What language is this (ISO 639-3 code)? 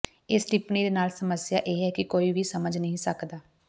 pan